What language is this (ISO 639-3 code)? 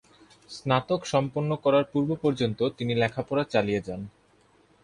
ben